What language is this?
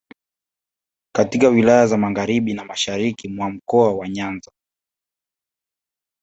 Swahili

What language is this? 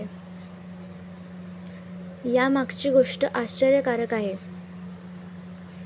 Marathi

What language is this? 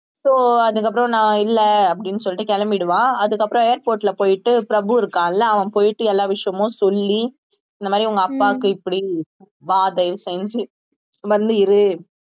Tamil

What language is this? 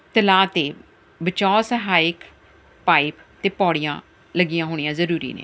Punjabi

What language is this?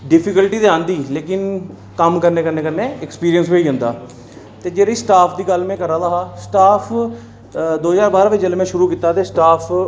Dogri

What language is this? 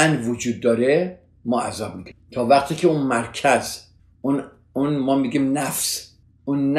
Persian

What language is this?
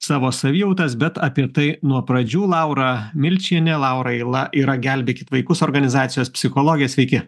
Lithuanian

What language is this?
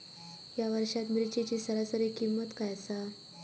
Marathi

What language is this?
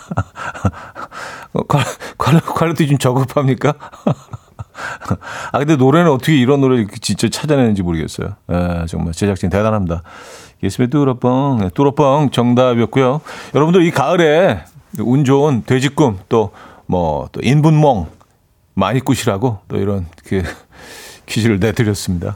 Korean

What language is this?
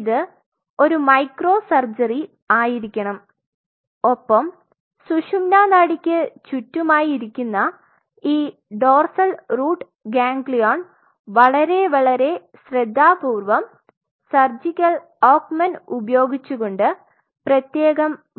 Malayalam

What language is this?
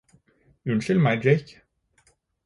Norwegian Bokmål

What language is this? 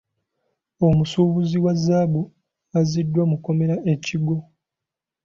Ganda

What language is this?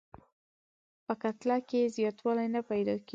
Pashto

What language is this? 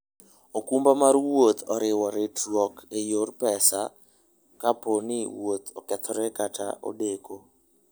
Luo (Kenya and Tanzania)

